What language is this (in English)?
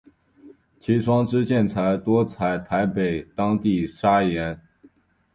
Chinese